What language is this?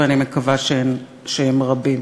Hebrew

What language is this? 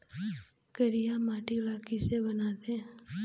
Chhattisgarhi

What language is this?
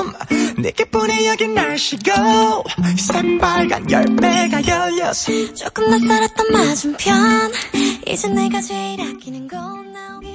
Korean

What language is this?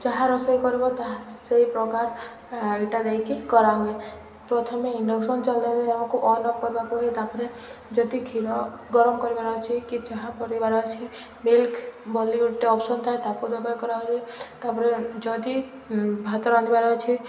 Odia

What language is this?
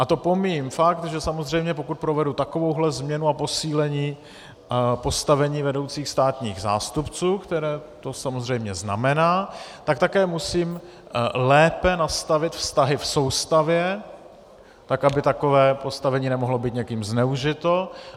Czech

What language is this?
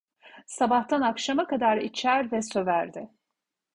Turkish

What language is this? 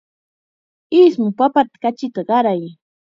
Chiquián Ancash Quechua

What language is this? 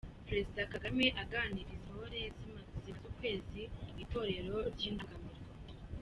Kinyarwanda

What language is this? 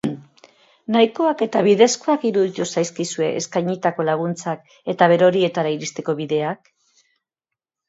Basque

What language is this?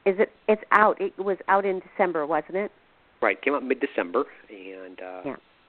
English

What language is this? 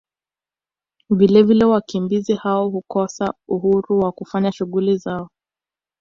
Swahili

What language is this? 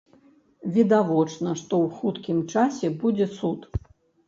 Belarusian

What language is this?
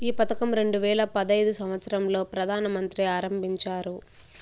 Telugu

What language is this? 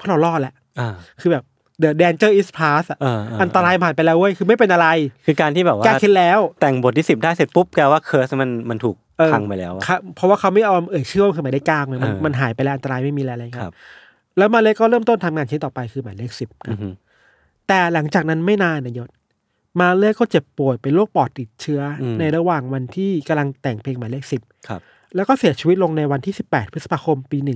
Thai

